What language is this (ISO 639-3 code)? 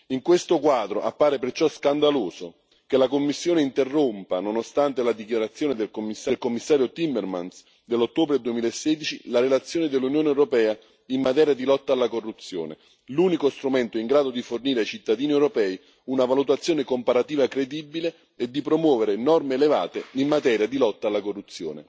ita